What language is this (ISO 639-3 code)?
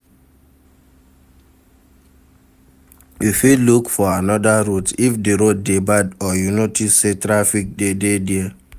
pcm